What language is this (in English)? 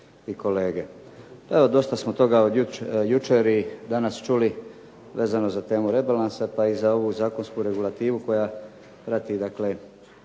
Croatian